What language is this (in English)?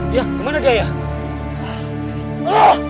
Indonesian